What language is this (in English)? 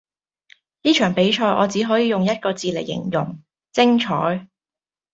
Cantonese